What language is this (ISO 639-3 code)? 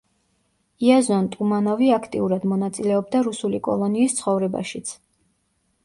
kat